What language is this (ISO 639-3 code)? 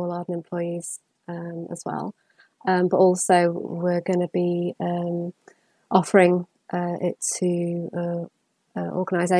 eng